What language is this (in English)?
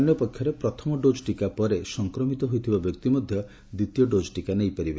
Odia